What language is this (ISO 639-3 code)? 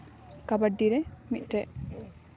sat